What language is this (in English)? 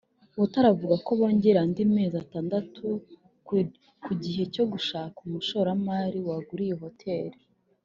Kinyarwanda